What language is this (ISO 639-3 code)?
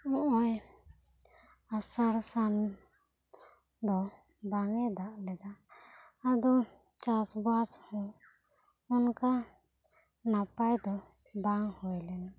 sat